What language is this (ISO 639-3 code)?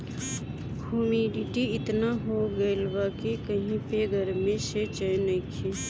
bho